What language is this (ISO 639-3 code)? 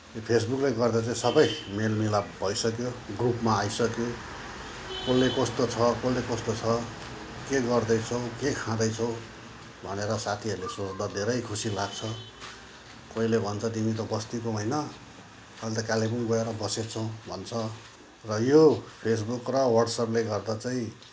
nep